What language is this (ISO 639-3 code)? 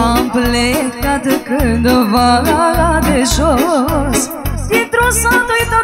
ron